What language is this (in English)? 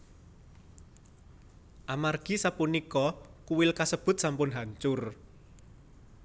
Javanese